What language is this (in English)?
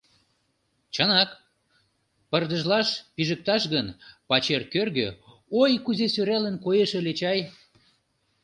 Mari